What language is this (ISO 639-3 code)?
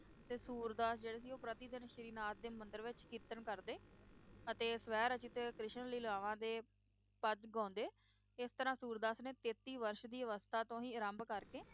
pan